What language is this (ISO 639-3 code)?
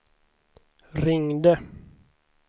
swe